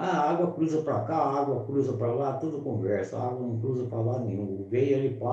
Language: Portuguese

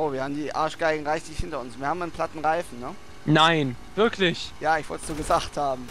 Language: German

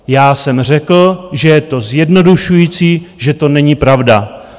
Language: Czech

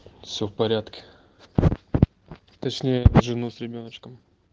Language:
Russian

